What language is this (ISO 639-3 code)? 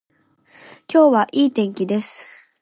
jpn